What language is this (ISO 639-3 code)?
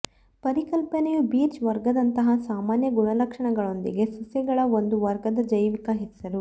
kan